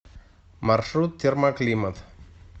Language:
Russian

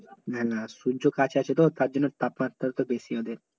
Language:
Bangla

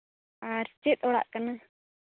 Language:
Santali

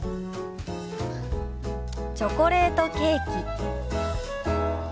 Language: Japanese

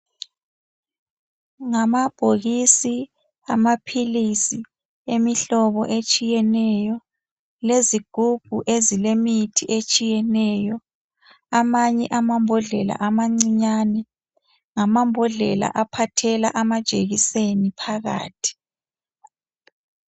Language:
North Ndebele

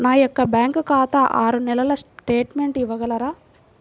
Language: Telugu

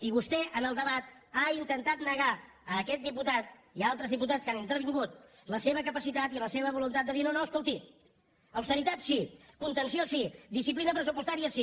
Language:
Catalan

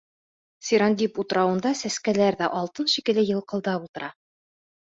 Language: Bashkir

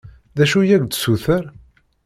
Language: Kabyle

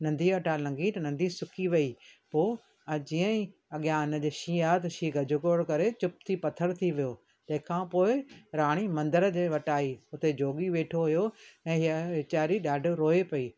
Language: Sindhi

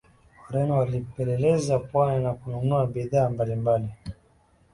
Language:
Swahili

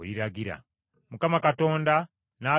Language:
Ganda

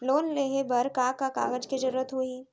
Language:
Chhattisgarhi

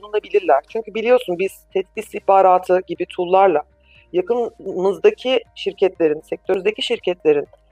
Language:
Turkish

